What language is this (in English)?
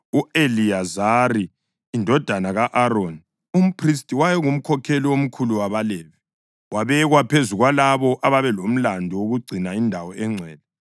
North Ndebele